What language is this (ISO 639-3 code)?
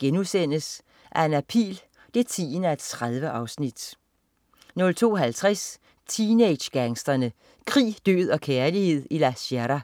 dan